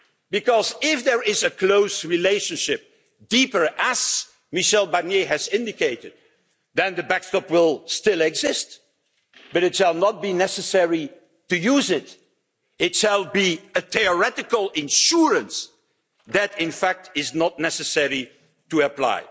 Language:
English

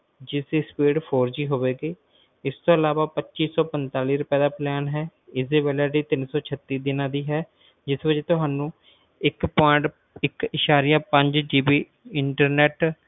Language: Punjabi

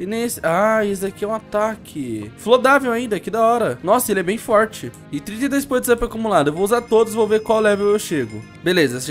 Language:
Portuguese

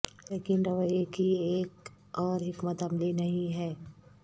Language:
Urdu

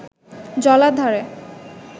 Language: Bangla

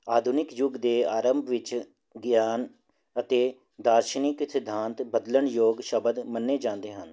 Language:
Punjabi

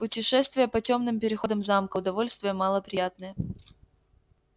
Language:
Russian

